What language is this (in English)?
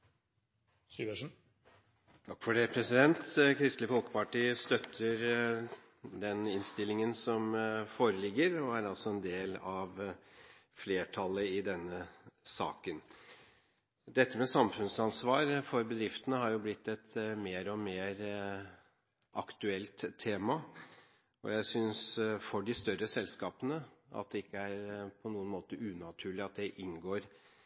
Norwegian Bokmål